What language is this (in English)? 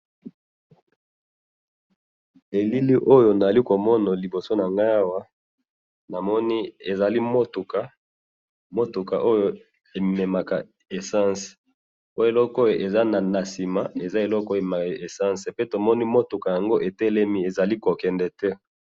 Lingala